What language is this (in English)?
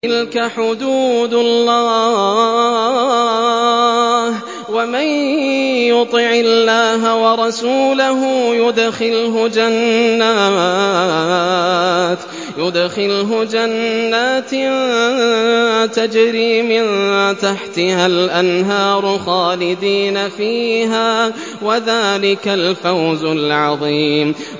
Arabic